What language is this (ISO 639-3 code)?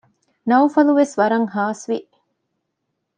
div